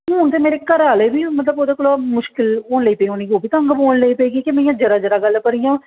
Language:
Dogri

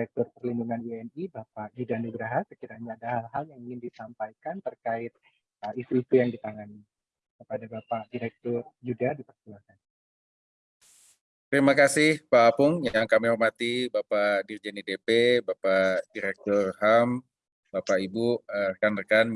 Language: Indonesian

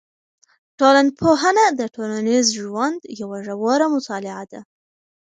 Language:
Pashto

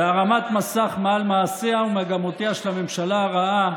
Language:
Hebrew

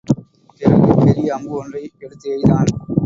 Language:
Tamil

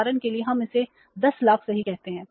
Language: Hindi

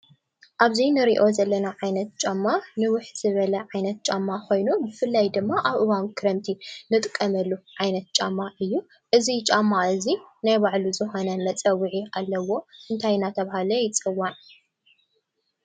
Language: Tigrinya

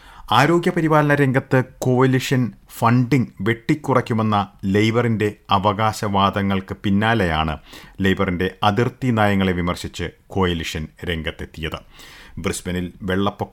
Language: Malayalam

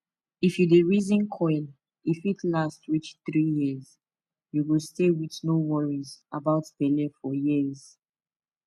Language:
Nigerian Pidgin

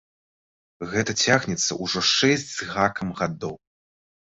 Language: Belarusian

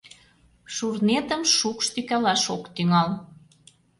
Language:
Mari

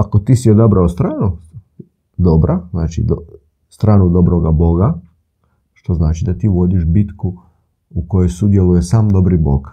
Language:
Croatian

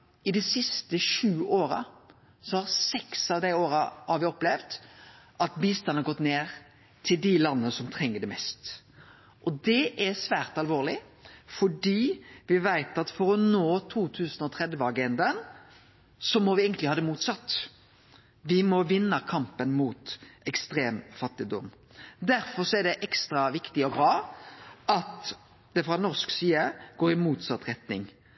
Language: Norwegian Nynorsk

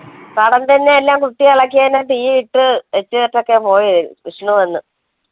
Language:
Malayalam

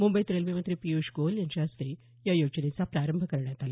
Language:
Marathi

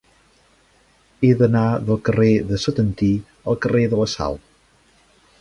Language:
Catalan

